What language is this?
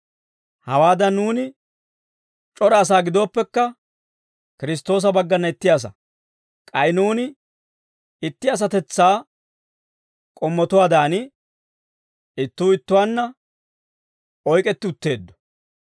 Dawro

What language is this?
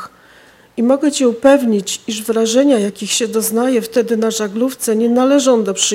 Polish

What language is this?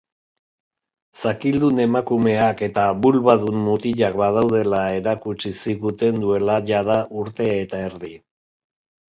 Basque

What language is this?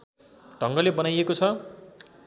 Nepali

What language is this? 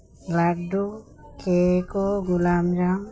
Telugu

